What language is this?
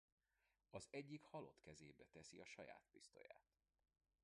Hungarian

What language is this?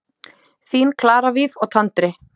Icelandic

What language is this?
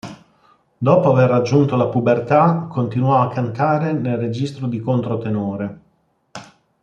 Italian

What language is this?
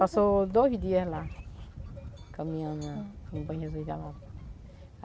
Portuguese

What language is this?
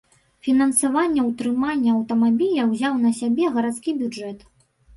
Belarusian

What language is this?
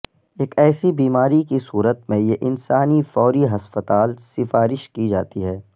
Urdu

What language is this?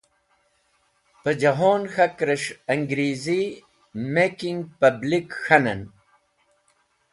Wakhi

